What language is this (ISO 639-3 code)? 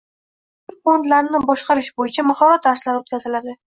uzb